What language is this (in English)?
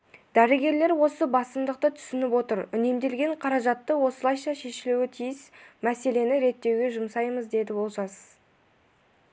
Kazakh